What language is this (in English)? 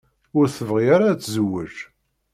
Kabyle